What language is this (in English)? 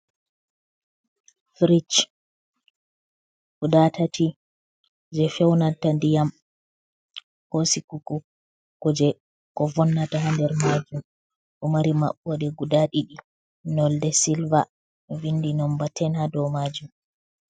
Fula